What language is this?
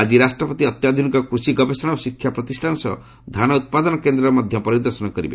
Odia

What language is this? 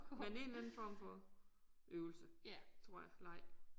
Danish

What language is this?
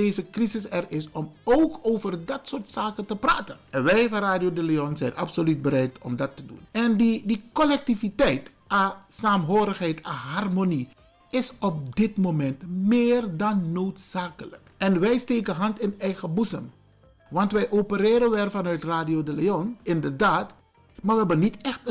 Dutch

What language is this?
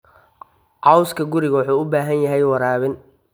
Somali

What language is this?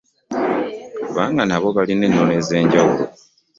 Ganda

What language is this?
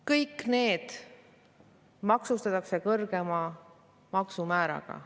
Estonian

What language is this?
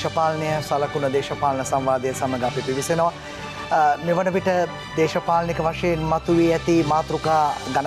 Indonesian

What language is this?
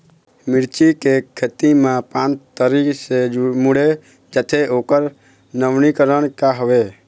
Chhattisgarhi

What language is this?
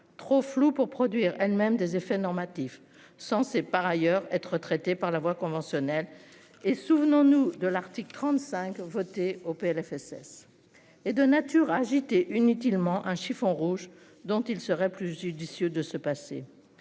French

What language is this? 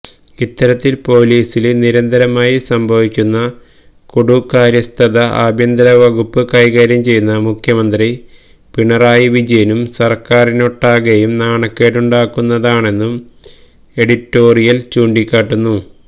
Malayalam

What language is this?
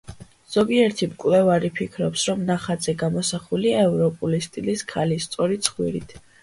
Georgian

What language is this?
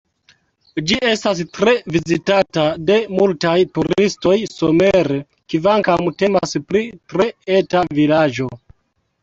Esperanto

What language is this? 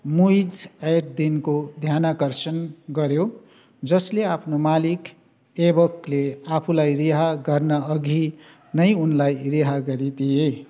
Nepali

